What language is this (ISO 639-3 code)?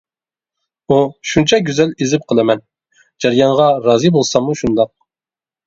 uig